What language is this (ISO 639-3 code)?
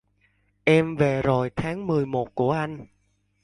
vie